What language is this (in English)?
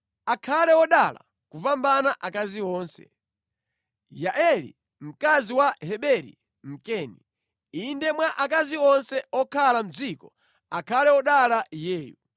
Nyanja